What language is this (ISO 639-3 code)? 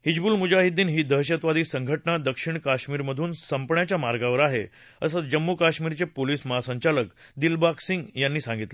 mar